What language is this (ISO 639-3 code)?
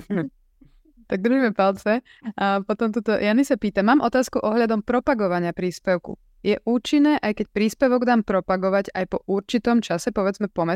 slk